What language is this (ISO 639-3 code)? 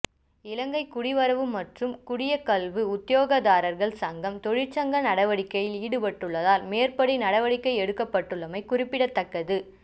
tam